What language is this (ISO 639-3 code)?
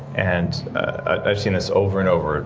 eng